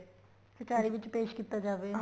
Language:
Punjabi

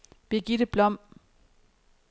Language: Danish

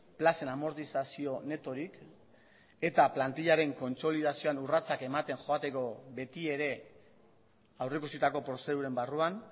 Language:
Basque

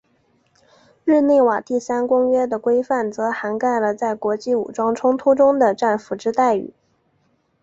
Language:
Chinese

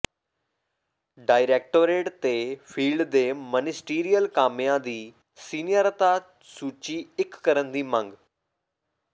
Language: Punjabi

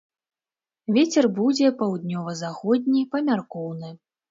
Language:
Belarusian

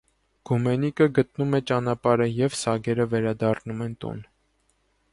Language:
Armenian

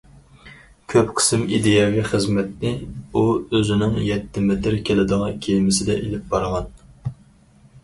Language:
Uyghur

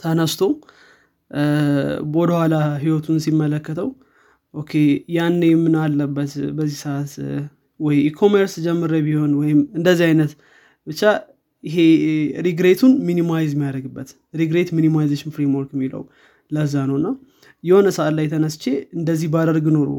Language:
Amharic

